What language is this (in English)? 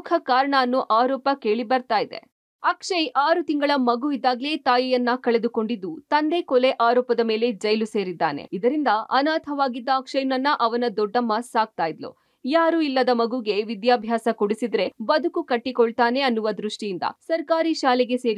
Kannada